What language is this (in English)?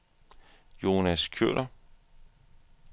Danish